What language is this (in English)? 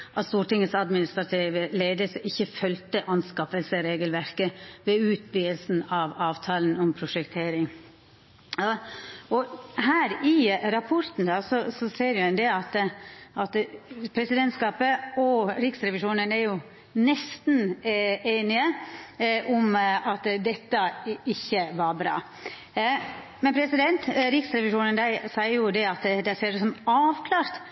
Norwegian Nynorsk